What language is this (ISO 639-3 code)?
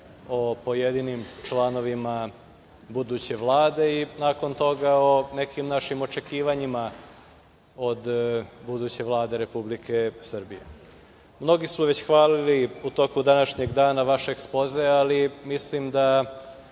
srp